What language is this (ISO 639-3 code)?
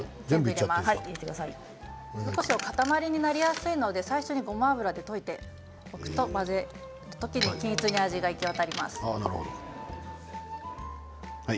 jpn